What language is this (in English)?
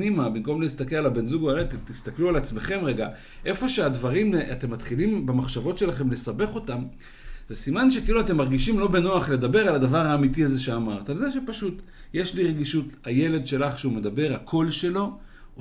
Hebrew